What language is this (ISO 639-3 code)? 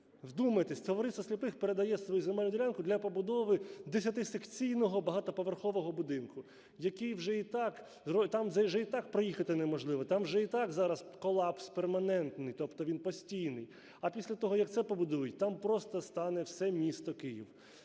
ukr